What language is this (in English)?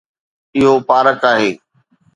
Sindhi